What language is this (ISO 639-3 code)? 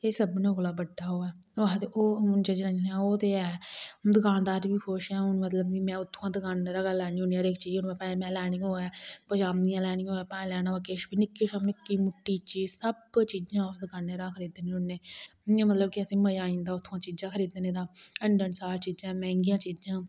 doi